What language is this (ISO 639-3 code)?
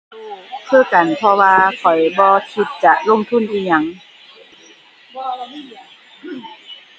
tha